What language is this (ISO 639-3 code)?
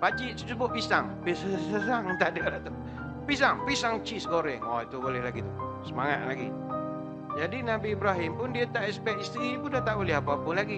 msa